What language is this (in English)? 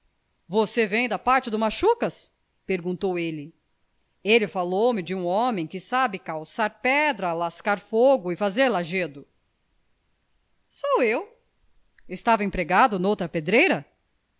Portuguese